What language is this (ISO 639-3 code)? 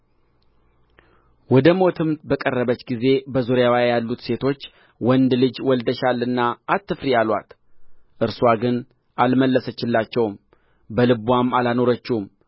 amh